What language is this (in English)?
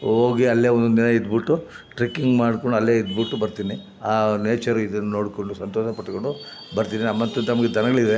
Kannada